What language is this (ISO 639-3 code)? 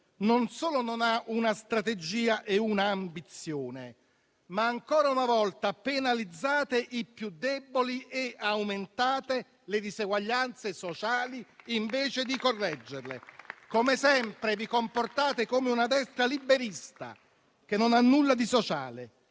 ita